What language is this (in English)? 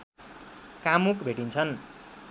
Nepali